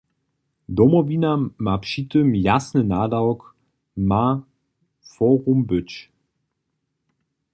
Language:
Upper Sorbian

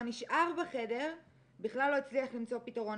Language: Hebrew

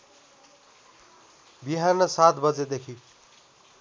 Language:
Nepali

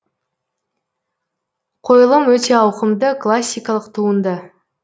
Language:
Kazakh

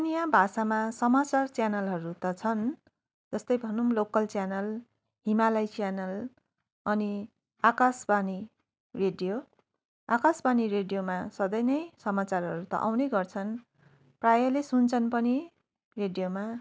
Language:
Nepali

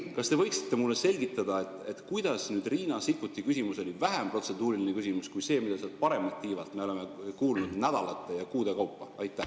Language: Estonian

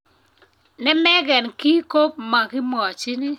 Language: Kalenjin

